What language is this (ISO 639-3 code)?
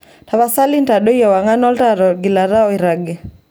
mas